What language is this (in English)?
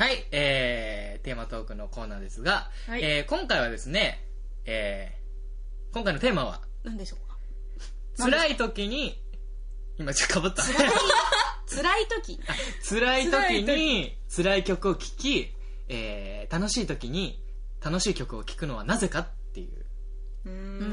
Japanese